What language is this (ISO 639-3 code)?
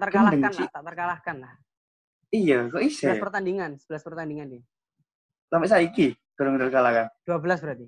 ind